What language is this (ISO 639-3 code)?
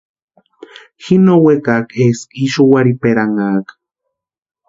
pua